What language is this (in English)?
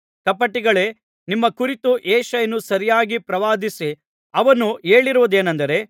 Kannada